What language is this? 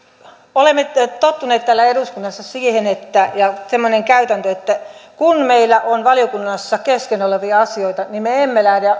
Finnish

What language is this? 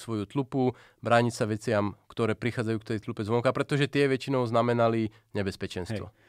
Slovak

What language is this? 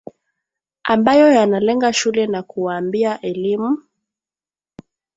Swahili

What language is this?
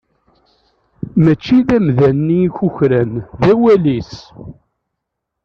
Kabyle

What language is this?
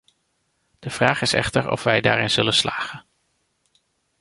Dutch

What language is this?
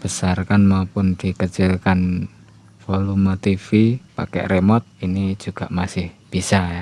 Indonesian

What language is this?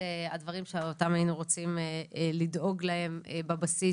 Hebrew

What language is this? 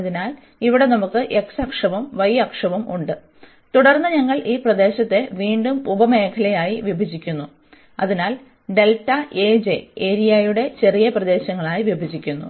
Malayalam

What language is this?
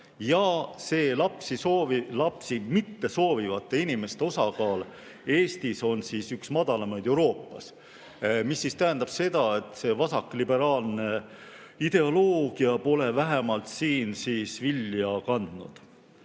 Estonian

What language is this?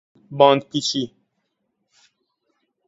Persian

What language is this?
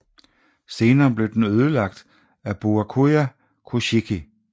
Danish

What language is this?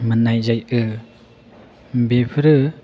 Bodo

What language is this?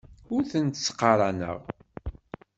Kabyle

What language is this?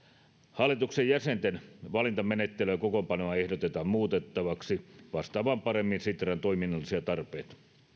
Finnish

